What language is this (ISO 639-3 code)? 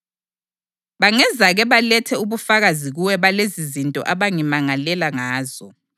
nde